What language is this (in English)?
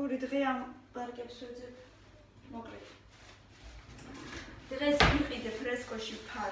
Romanian